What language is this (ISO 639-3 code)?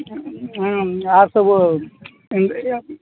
mai